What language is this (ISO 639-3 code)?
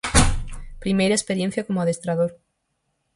glg